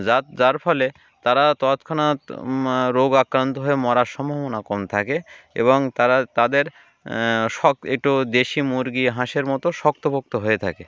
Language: Bangla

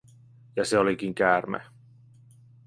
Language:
Finnish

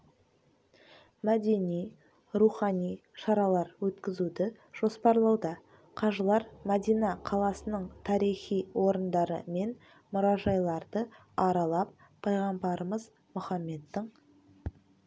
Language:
Kazakh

